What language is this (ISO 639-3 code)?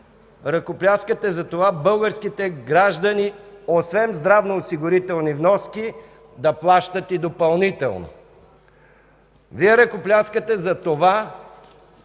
bul